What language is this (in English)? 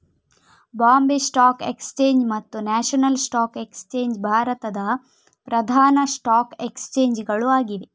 Kannada